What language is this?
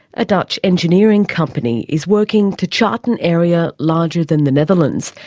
English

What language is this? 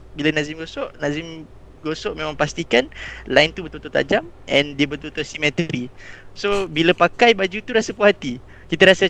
Malay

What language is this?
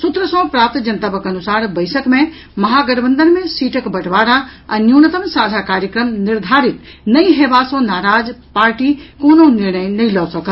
Maithili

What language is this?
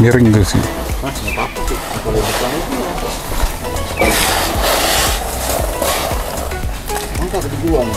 Indonesian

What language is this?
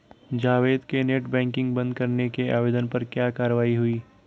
Hindi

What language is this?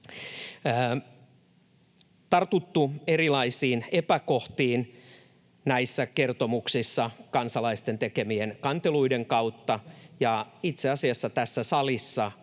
Finnish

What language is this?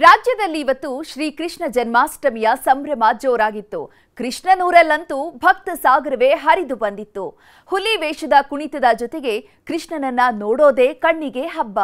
Kannada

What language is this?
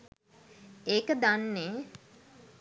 Sinhala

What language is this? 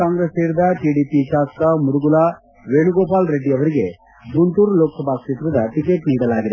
Kannada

